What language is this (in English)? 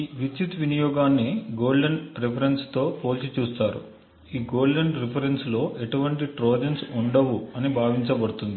Telugu